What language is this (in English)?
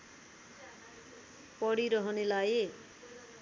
Nepali